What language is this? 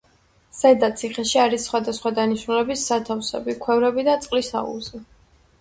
Georgian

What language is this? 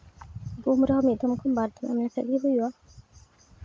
Santali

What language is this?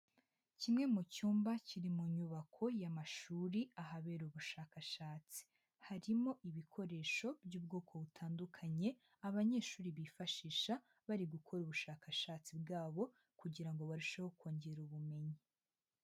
Kinyarwanda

